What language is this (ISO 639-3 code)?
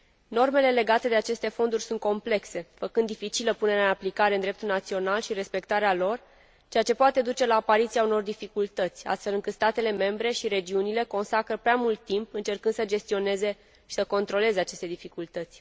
ron